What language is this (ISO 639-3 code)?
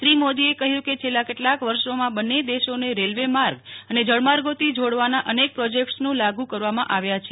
guj